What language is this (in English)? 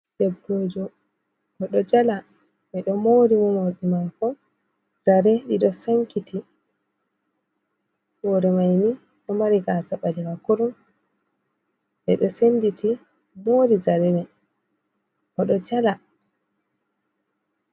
Fula